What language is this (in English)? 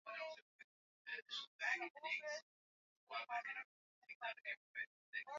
Swahili